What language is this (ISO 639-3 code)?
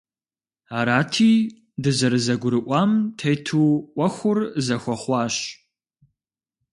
kbd